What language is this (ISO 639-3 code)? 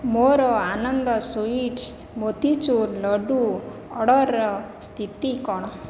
ori